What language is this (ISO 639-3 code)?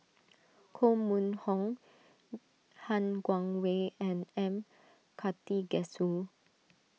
eng